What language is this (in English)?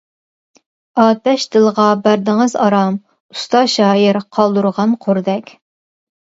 Uyghur